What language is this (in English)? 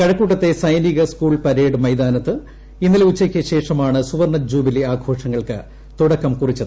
Malayalam